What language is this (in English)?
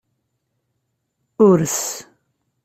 Kabyle